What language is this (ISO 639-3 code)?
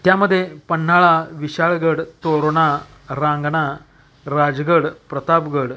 mar